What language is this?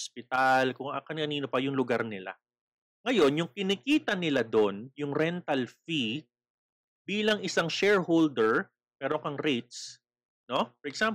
Filipino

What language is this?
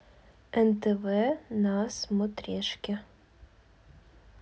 Russian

